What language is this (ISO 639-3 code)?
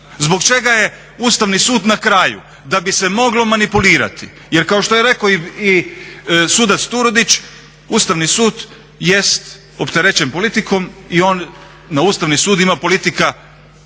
hrv